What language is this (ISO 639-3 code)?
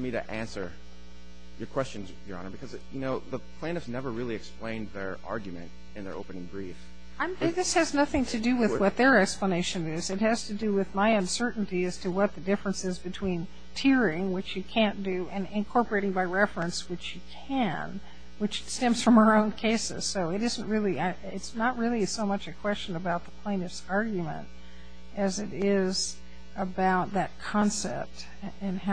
eng